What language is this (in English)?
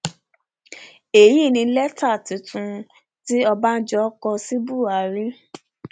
Yoruba